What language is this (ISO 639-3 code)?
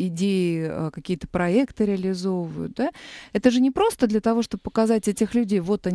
rus